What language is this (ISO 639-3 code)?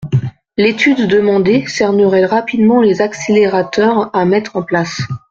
fra